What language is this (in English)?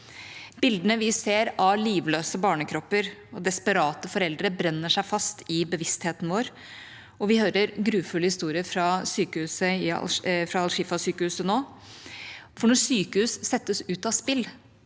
Norwegian